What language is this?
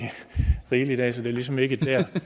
Danish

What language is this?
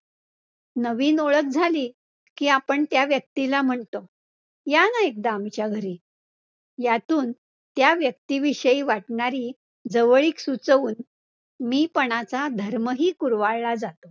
Marathi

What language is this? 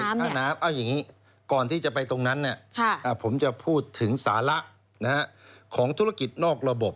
Thai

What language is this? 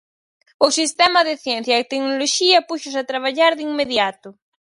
Galician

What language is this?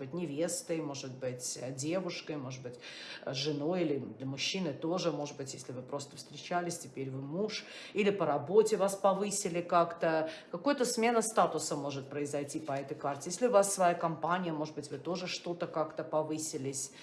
Russian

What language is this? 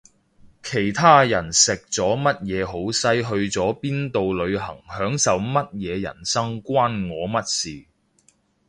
Cantonese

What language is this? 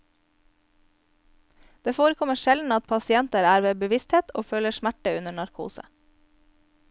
Norwegian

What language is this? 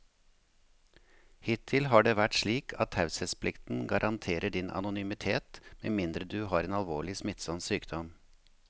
Norwegian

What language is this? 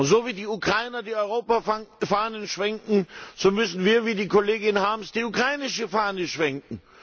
German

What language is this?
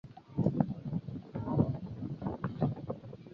Chinese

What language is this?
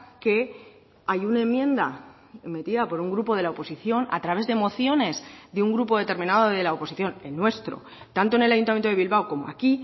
Spanish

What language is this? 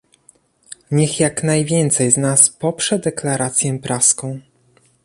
Polish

